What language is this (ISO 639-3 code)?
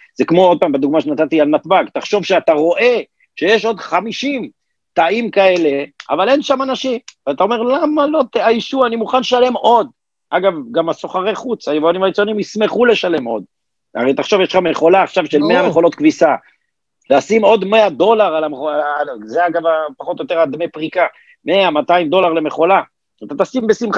heb